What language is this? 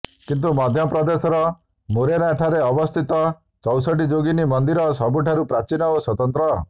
Odia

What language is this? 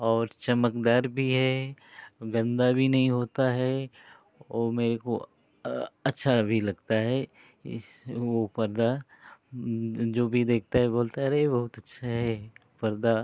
Hindi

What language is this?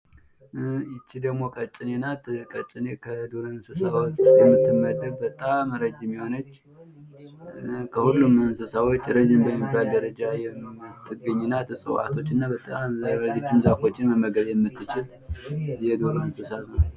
Amharic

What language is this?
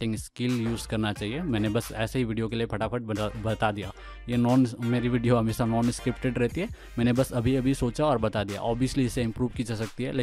Hindi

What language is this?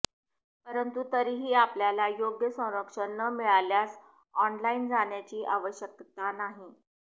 Marathi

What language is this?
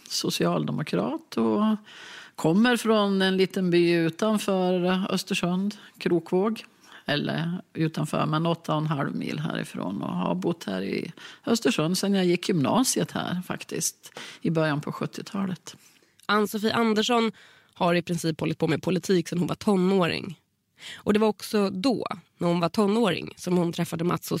Swedish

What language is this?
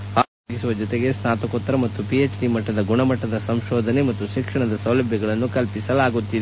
Kannada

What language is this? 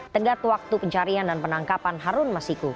Indonesian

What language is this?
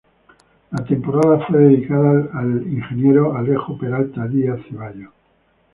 Spanish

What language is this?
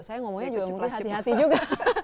Indonesian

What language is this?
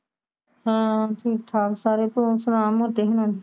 Punjabi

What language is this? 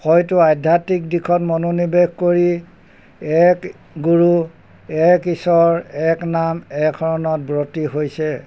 Assamese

